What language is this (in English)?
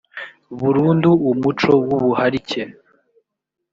Kinyarwanda